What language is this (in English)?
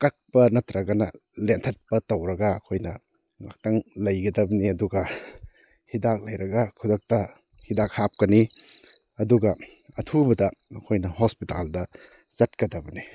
Manipuri